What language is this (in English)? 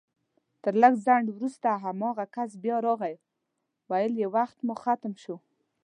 Pashto